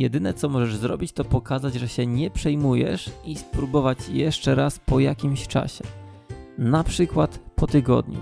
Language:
Polish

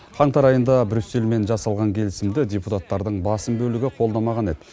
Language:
Kazakh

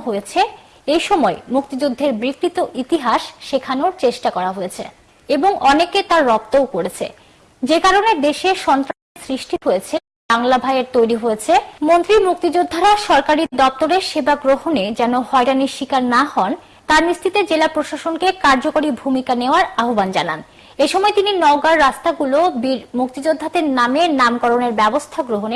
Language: English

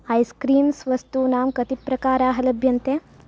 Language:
Sanskrit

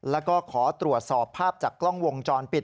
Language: Thai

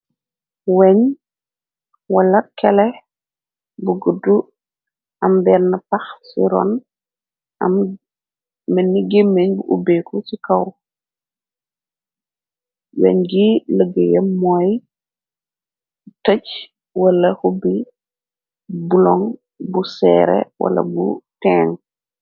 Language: Wolof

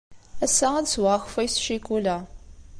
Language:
Kabyle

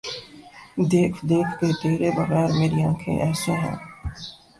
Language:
Urdu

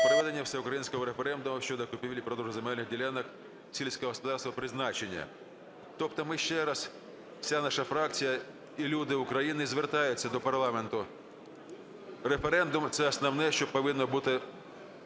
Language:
Ukrainian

